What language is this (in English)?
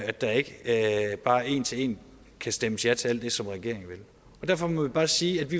Danish